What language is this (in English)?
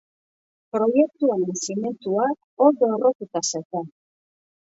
Basque